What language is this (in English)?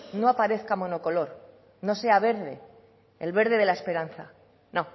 Spanish